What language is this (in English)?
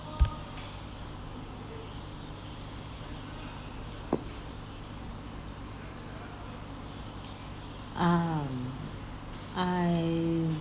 English